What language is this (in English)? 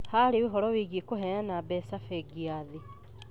Kikuyu